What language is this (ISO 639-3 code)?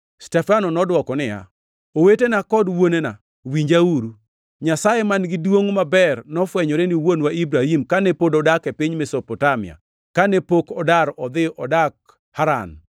luo